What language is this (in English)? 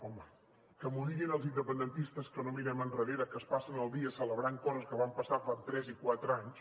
Catalan